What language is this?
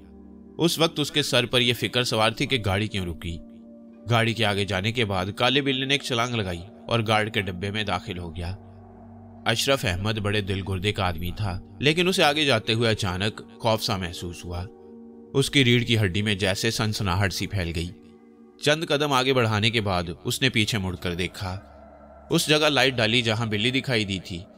Hindi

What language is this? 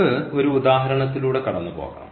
Malayalam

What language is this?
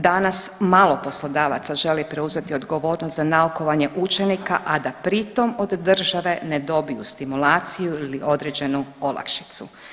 Croatian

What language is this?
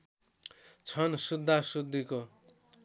Nepali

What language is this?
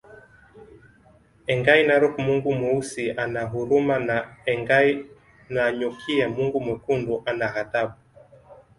Swahili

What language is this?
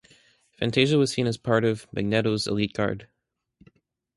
English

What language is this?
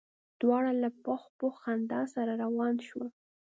Pashto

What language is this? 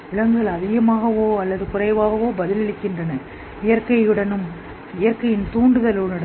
Tamil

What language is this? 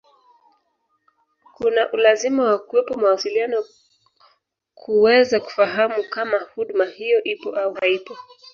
Swahili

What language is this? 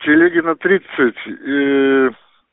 Russian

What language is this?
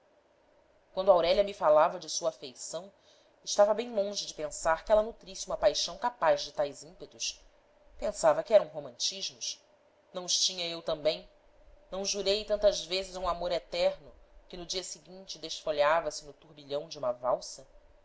Portuguese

